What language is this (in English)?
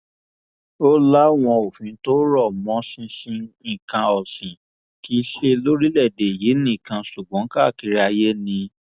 Yoruba